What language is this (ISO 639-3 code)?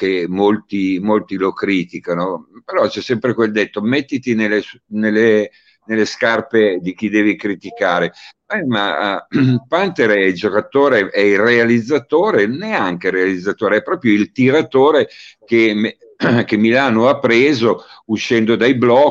ita